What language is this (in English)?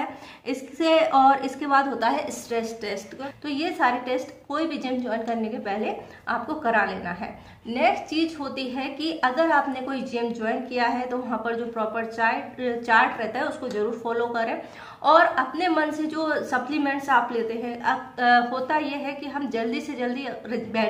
Hindi